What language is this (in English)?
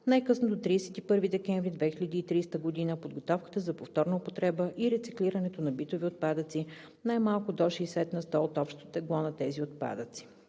Bulgarian